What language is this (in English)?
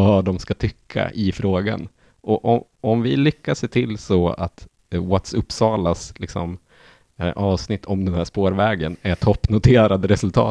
Swedish